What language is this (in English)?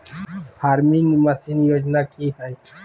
Magahi